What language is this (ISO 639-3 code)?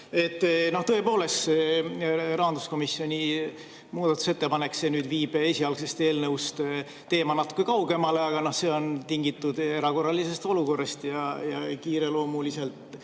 est